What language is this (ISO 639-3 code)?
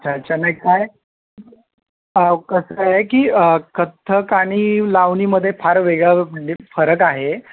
mar